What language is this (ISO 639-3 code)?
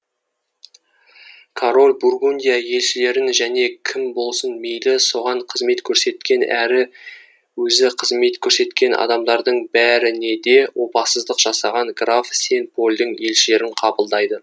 kaz